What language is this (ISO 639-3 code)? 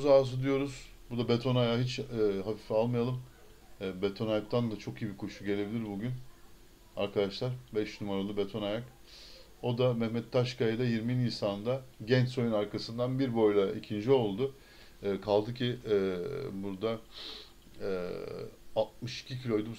tur